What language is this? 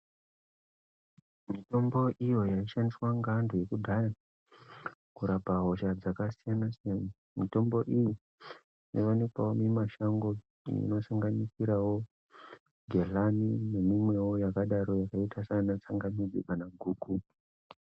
Ndau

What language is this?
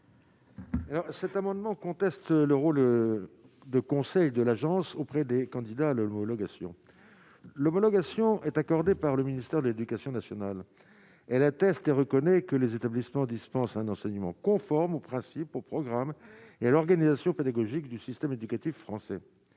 French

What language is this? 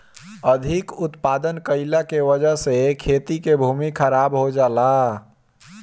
Bhojpuri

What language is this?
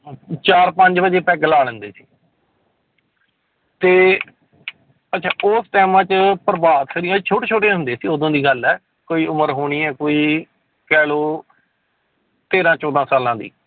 Punjabi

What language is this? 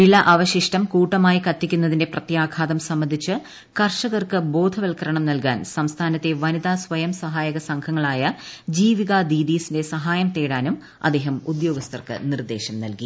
Malayalam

